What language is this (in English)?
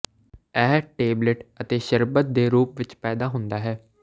Punjabi